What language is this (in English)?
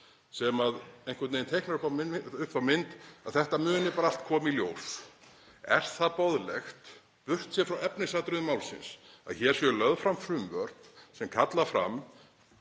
Icelandic